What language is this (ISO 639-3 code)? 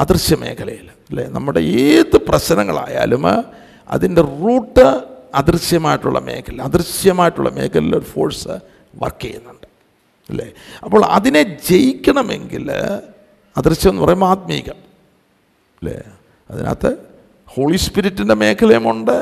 mal